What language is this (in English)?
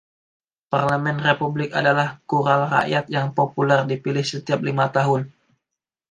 Indonesian